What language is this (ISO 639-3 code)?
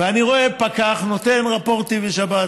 heb